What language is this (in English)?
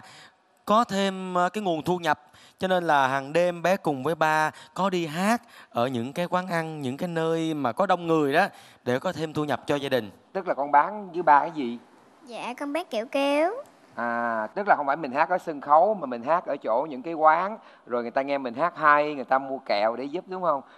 Vietnamese